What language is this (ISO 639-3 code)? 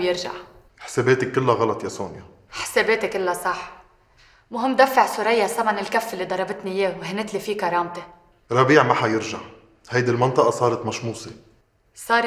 ara